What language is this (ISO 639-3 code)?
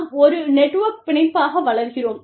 tam